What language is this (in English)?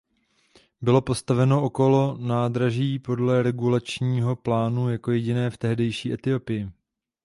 Czech